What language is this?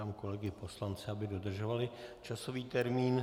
Czech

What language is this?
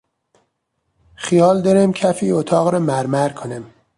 Persian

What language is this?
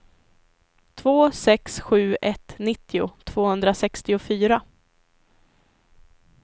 Swedish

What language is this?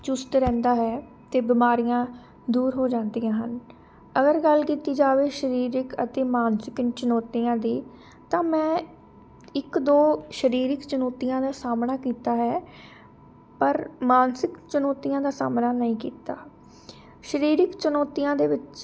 Punjabi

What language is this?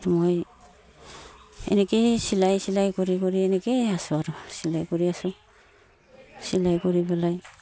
Assamese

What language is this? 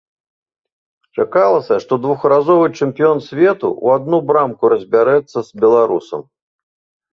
Belarusian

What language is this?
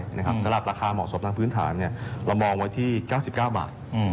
Thai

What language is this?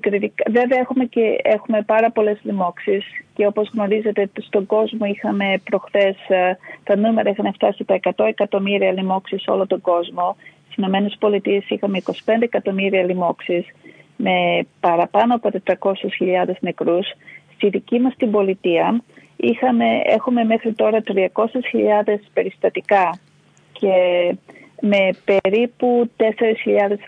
Greek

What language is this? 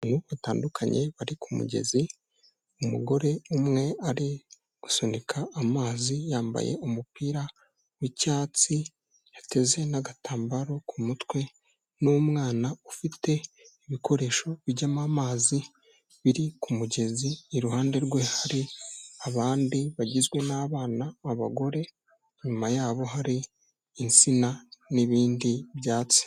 Kinyarwanda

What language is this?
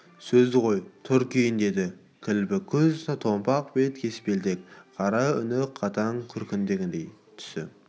Kazakh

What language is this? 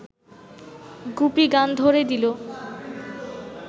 Bangla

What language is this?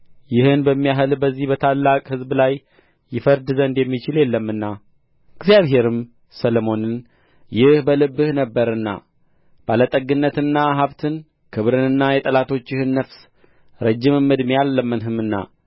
Amharic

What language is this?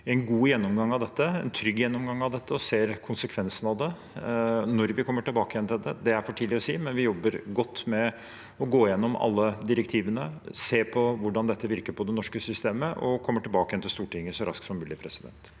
Norwegian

